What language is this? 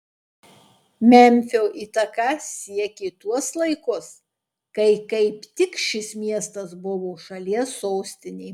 Lithuanian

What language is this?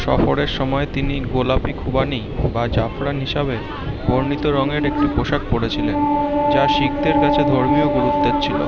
Bangla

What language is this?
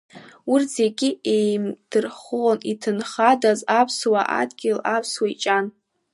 Abkhazian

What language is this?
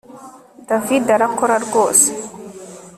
Kinyarwanda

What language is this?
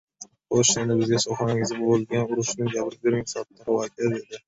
Uzbek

